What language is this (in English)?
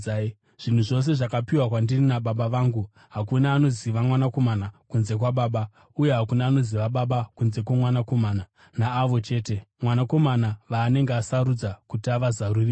Shona